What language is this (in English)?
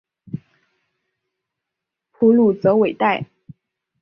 Chinese